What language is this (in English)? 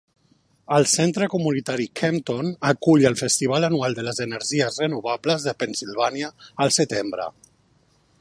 Catalan